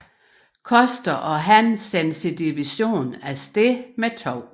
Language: Danish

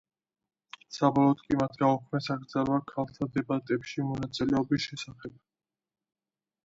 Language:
Georgian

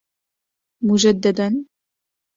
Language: Arabic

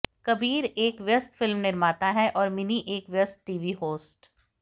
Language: Hindi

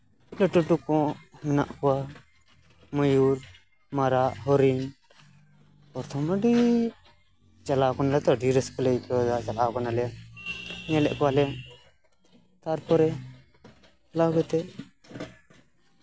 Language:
Santali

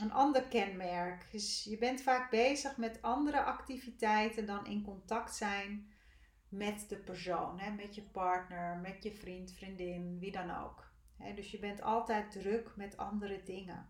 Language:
Dutch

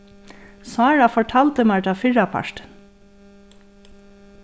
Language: Faroese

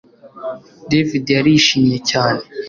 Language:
Kinyarwanda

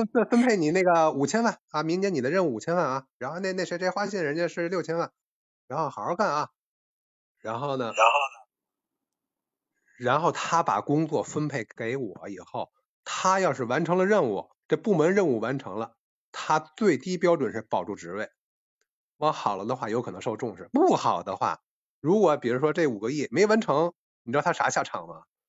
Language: Chinese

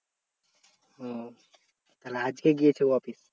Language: Bangla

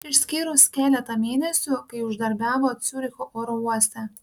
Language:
Lithuanian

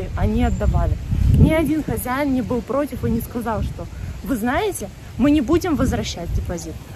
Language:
Russian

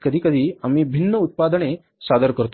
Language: Marathi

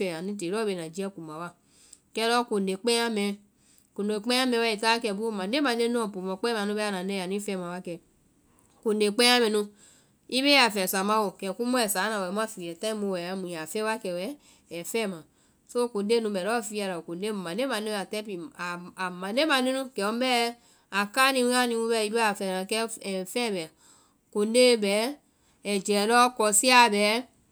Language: Vai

